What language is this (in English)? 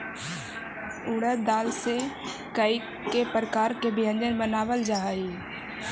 Magahi